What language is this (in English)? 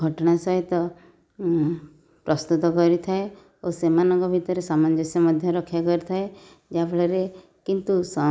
Odia